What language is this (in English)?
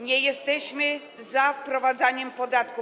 Polish